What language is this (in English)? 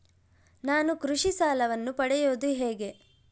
Kannada